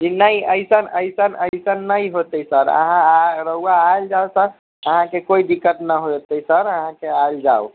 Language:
Maithili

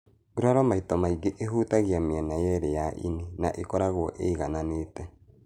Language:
Kikuyu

